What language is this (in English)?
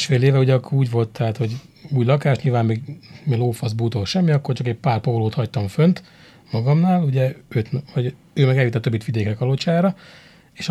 Hungarian